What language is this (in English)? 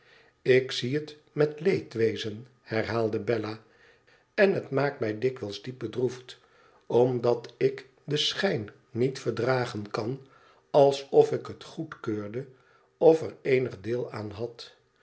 Dutch